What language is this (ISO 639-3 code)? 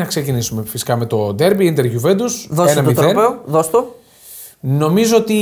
ell